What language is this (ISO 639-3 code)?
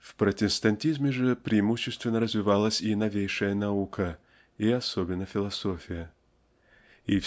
rus